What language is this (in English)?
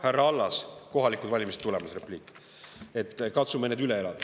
Estonian